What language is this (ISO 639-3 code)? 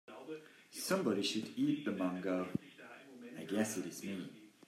eng